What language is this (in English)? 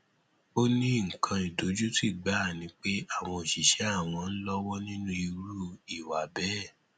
Yoruba